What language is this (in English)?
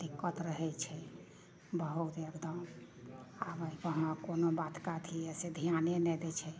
Maithili